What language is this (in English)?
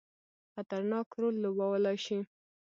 Pashto